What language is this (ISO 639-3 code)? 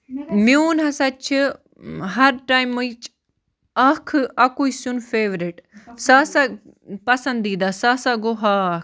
kas